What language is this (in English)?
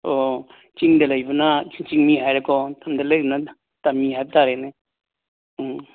Manipuri